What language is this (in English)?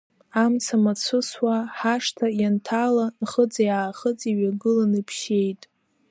Abkhazian